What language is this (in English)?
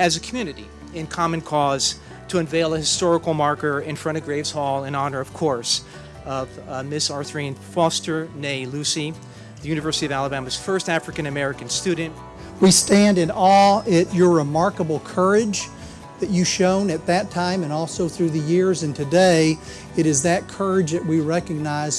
English